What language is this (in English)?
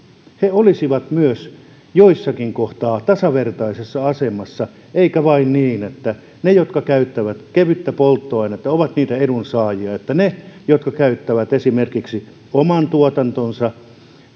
Finnish